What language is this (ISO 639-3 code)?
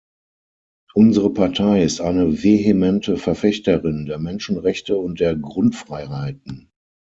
deu